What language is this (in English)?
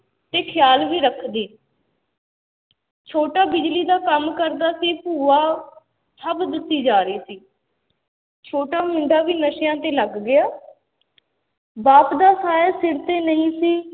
Punjabi